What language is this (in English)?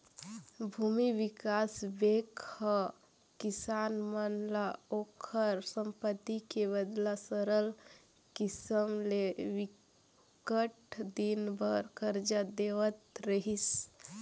Chhattisgarhi